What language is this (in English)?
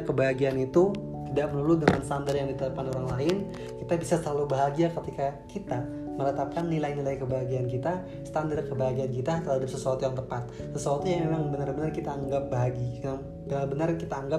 Indonesian